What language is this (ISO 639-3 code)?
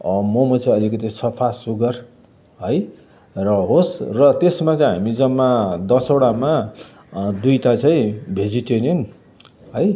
nep